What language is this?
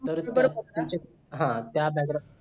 Marathi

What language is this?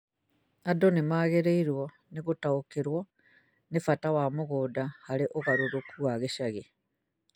Kikuyu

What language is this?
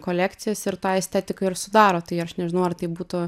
Lithuanian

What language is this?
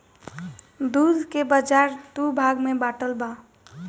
Bhojpuri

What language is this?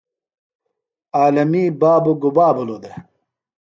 Phalura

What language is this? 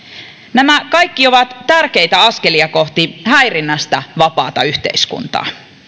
Finnish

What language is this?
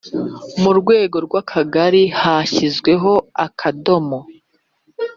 Kinyarwanda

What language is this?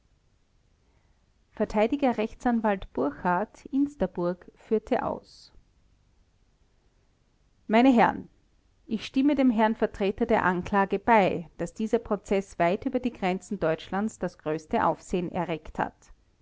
German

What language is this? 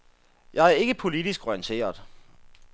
Danish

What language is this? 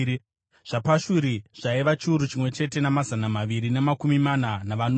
Shona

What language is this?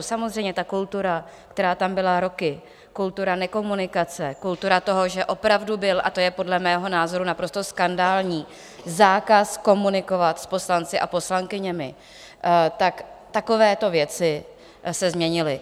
Czech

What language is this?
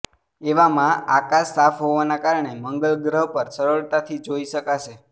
Gujarati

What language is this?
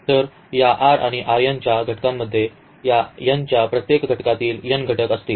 Marathi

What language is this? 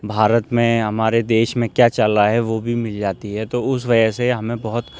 Urdu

